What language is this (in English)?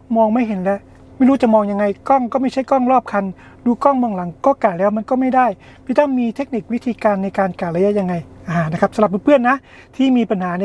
Thai